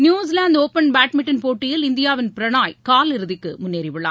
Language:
Tamil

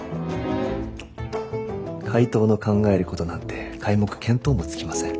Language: Japanese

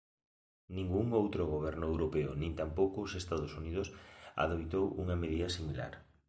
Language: Galician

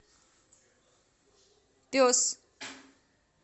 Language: Russian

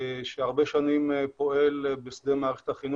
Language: Hebrew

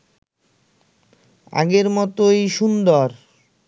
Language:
Bangla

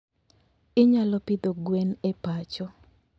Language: Luo (Kenya and Tanzania)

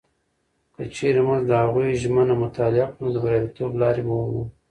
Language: Pashto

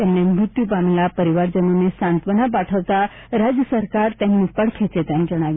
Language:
Gujarati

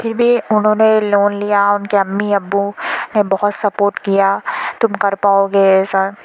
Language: Urdu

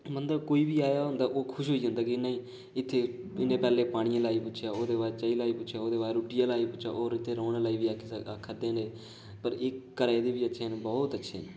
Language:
Dogri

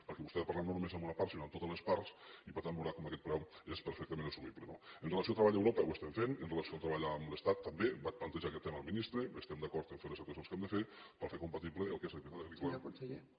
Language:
Catalan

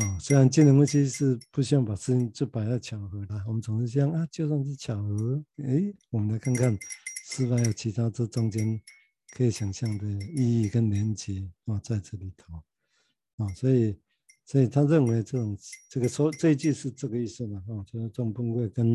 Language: Chinese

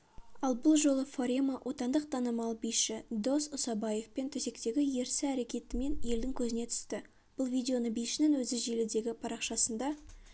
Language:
Kazakh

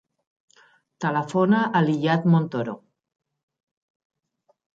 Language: Catalan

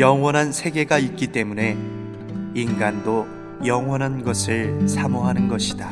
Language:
Korean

